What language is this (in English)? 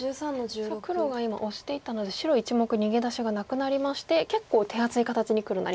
Japanese